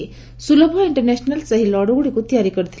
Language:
Odia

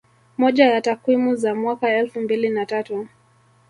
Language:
Swahili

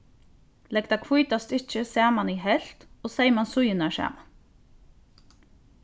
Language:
Faroese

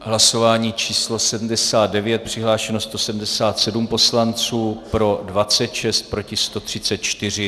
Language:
Czech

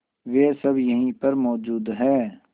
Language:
Hindi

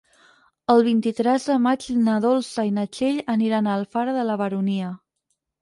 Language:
Catalan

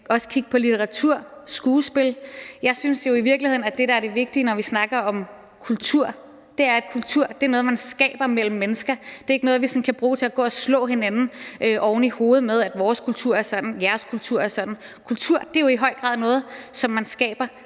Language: Danish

